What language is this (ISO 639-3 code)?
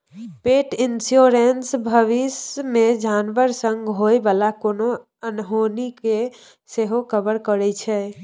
mai